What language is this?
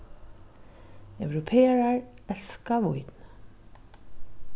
Faroese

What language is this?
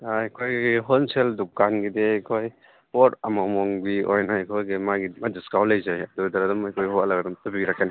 Manipuri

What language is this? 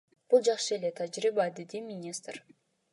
Kyrgyz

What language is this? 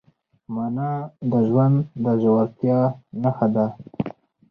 Pashto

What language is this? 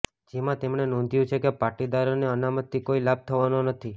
Gujarati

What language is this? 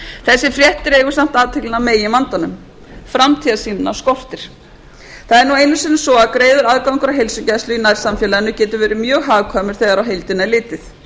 Icelandic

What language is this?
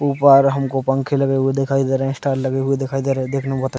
Hindi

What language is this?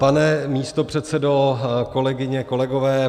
Czech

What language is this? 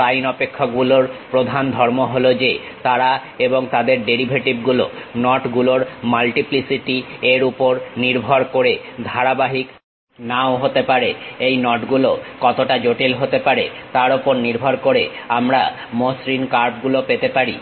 Bangla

